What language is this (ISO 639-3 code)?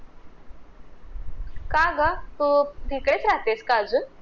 mar